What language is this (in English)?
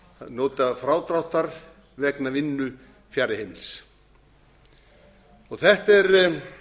Icelandic